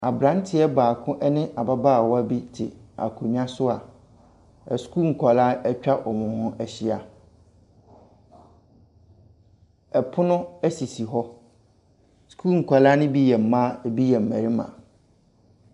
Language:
Akan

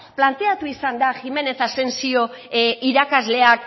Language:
Basque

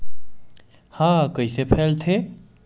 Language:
Chhattisgarhi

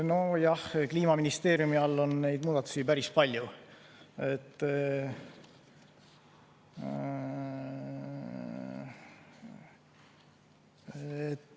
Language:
Estonian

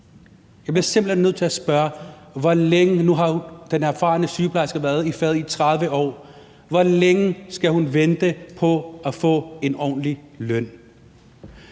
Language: Danish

